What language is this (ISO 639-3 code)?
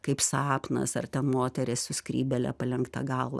lit